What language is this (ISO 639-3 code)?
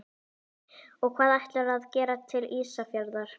isl